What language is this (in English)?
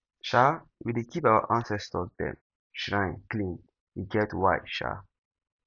Nigerian Pidgin